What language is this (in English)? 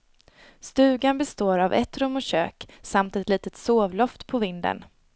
Swedish